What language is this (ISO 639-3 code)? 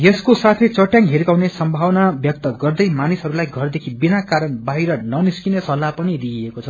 nep